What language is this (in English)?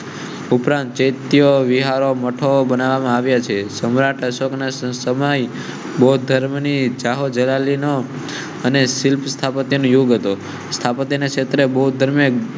Gujarati